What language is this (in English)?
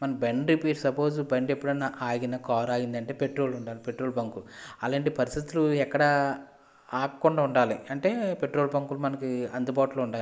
Telugu